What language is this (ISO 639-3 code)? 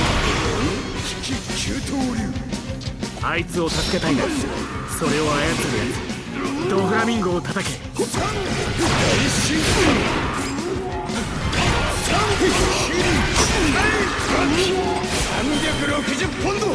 jpn